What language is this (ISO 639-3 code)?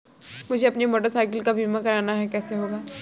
hin